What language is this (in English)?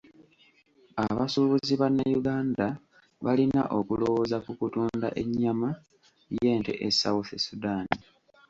Ganda